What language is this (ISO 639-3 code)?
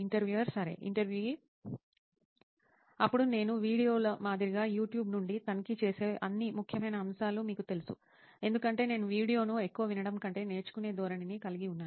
tel